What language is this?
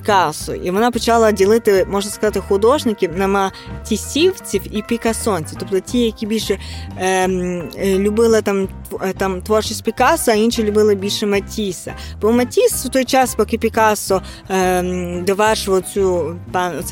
Ukrainian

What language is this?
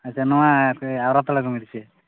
Santali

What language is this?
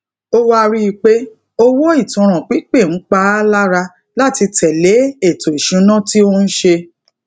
Yoruba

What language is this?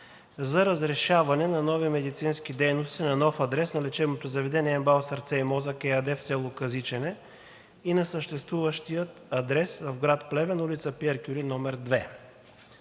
Bulgarian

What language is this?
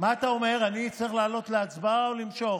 Hebrew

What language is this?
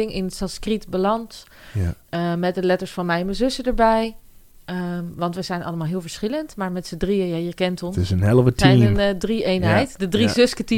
Dutch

